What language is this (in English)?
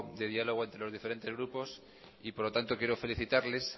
Spanish